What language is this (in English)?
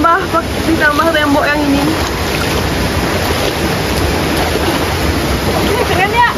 Indonesian